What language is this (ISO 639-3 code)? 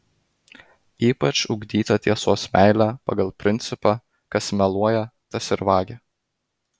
lit